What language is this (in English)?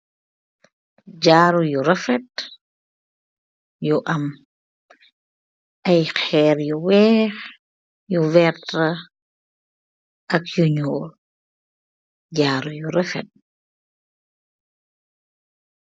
Wolof